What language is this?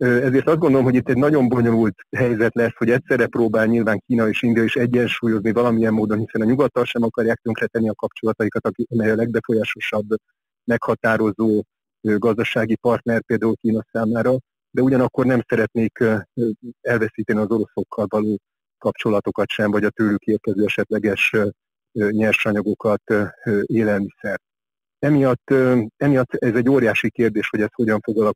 Hungarian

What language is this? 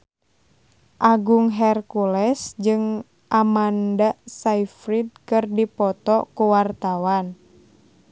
Sundanese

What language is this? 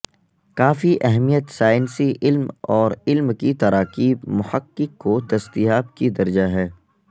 Urdu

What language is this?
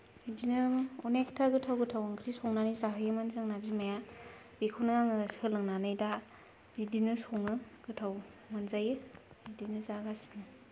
Bodo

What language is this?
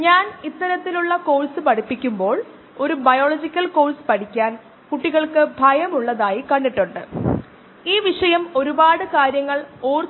Malayalam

